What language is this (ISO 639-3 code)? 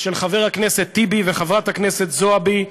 heb